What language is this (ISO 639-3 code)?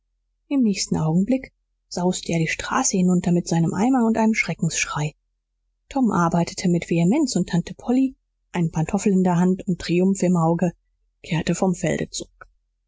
deu